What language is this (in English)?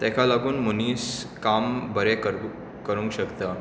Konkani